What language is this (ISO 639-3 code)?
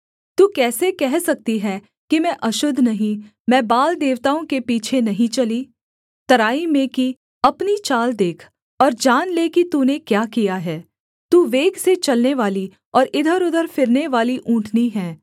hin